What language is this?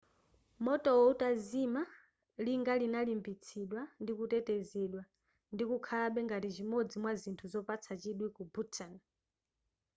Nyanja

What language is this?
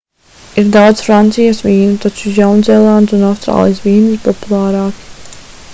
Latvian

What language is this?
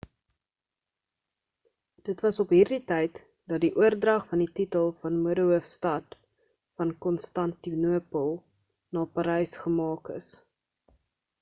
Afrikaans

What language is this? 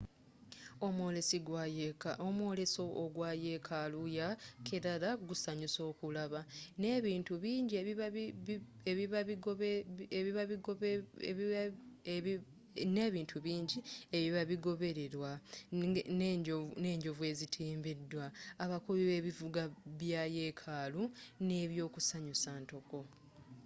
Ganda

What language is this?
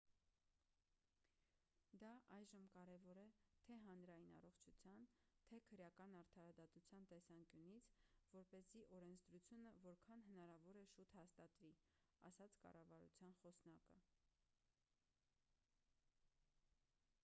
Armenian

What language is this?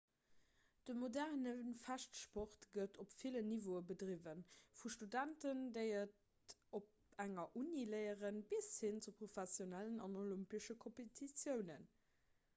Luxembourgish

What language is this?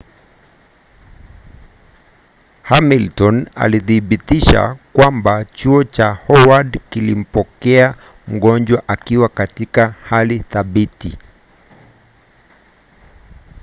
Swahili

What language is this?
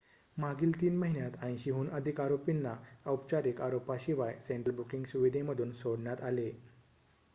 Marathi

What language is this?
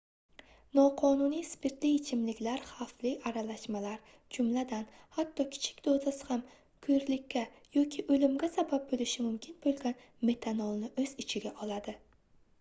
Uzbek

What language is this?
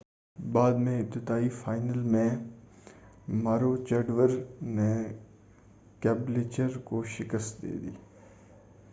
Urdu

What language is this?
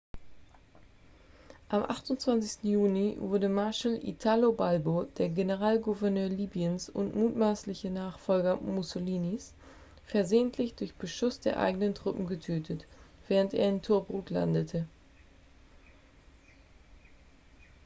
German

